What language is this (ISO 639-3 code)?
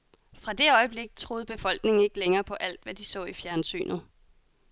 dan